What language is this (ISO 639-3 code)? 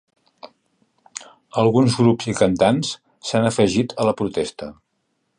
cat